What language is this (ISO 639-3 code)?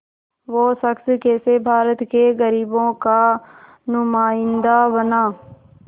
hin